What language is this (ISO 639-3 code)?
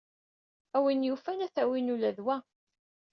kab